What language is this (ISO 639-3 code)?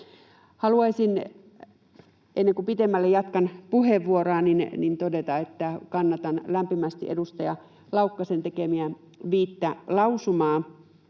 fin